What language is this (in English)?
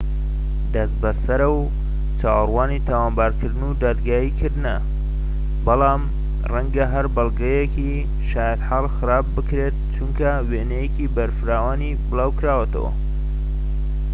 Central Kurdish